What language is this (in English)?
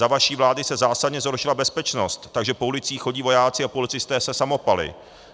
Czech